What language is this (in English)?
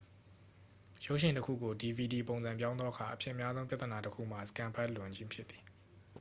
Burmese